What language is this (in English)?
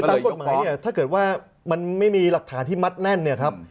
Thai